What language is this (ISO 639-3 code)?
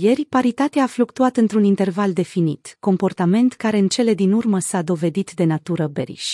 ron